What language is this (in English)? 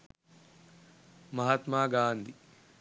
Sinhala